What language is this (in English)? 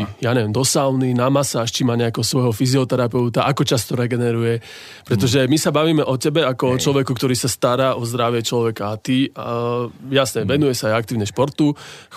Slovak